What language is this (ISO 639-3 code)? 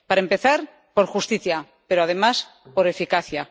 spa